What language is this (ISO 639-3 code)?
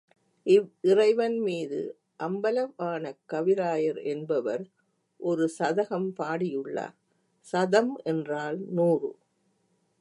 tam